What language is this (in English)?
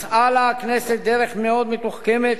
Hebrew